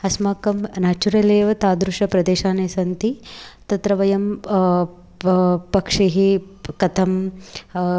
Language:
Sanskrit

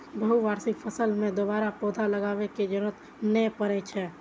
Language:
Maithili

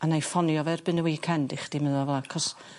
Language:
Welsh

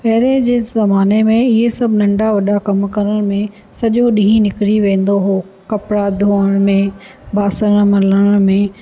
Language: Sindhi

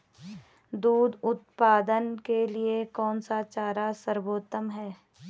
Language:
Hindi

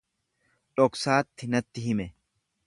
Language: Oromo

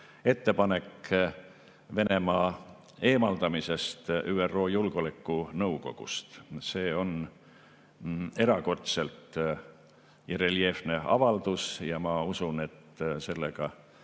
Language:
Estonian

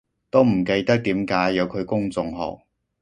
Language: Cantonese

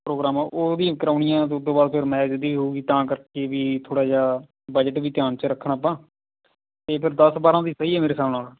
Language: Punjabi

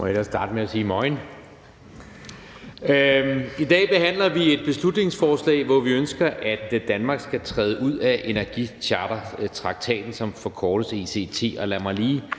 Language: Danish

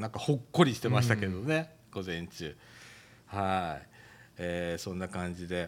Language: Japanese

